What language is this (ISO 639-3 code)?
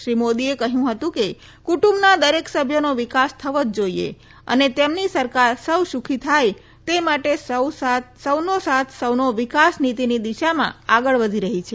guj